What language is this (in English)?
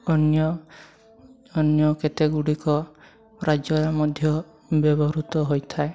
Odia